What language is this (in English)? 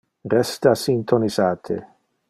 Interlingua